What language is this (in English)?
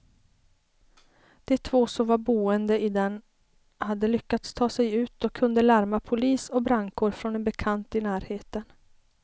Swedish